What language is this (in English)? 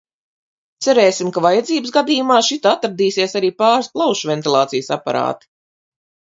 Latvian